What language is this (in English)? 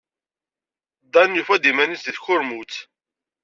Kabyle